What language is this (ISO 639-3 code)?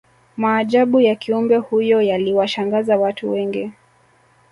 swa